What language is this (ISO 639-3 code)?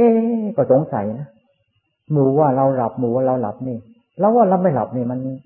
tha